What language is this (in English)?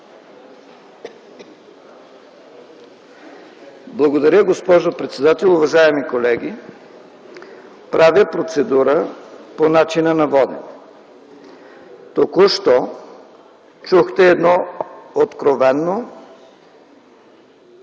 Bulgarian